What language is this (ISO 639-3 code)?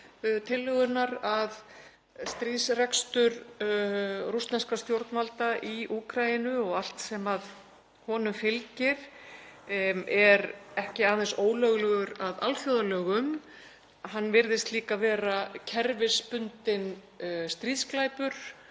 isl